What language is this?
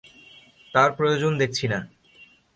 Bangla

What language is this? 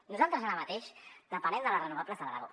Catalan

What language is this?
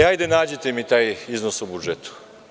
Serbian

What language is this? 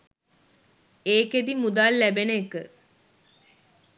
Sinhala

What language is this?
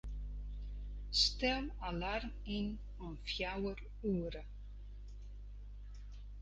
Western Frisian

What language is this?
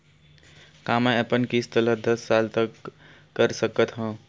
Chhattisgarhi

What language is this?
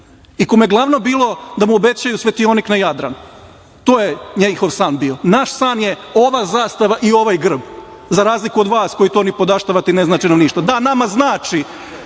Serbian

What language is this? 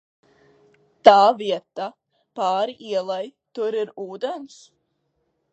Latvian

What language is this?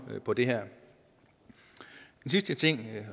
Danish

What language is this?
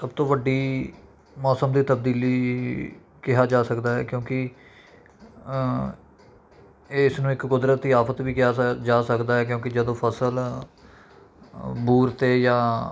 Punjabi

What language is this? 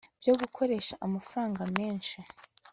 Kinyarwanda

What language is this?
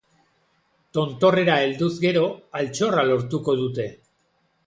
Basque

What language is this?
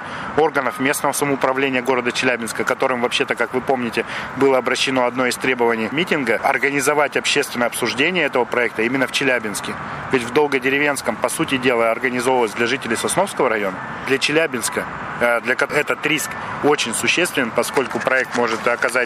Russian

